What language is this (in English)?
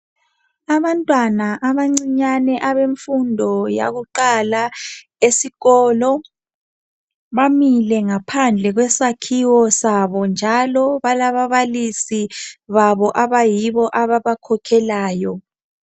North Ndebele